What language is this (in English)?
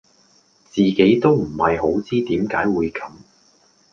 Cantonese